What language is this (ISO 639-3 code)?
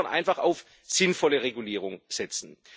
deu